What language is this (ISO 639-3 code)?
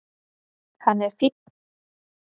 isl